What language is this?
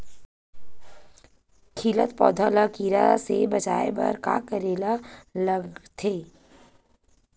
Chhattisgarhi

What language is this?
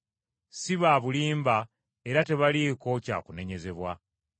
Ganda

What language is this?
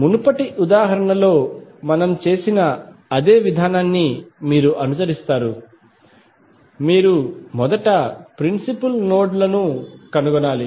Telugu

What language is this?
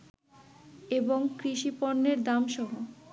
Bangla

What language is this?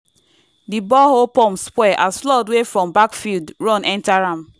Nigerian Pidgin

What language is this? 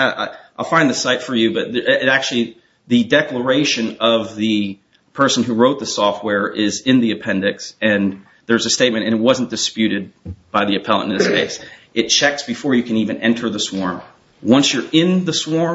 English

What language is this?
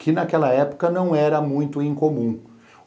Portuguese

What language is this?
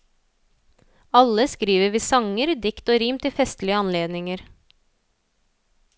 Norwegian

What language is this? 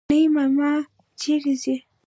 Pashto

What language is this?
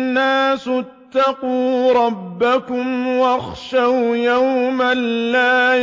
Arabic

